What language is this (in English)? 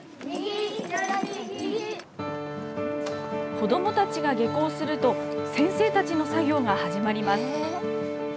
Japanese